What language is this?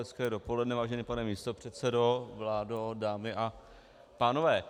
Czech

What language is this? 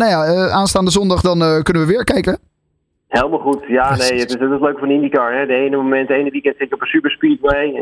Dutch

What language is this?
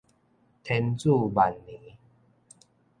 Min Nan Chinese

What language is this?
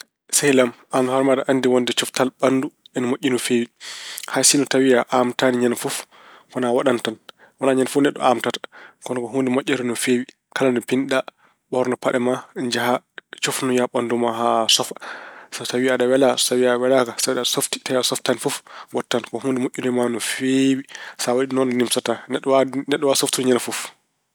Fula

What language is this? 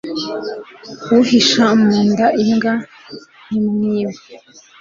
Kinyarwanda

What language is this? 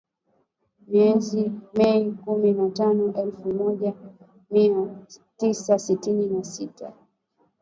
Swahili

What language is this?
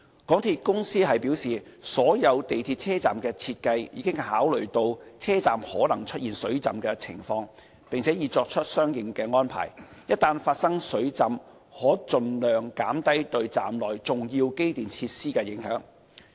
Cantonese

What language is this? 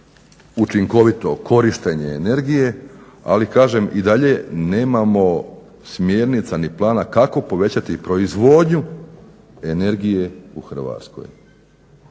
Croatian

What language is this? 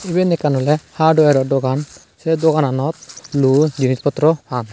Chakma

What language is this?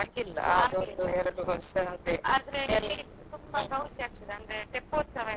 Kannada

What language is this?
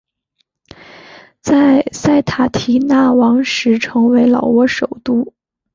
Chinese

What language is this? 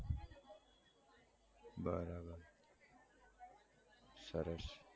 Gujarati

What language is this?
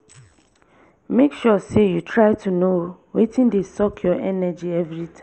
Nigerian Pidgin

